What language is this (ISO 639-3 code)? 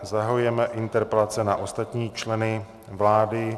ces